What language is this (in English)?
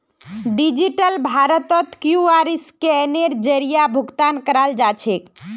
Magahi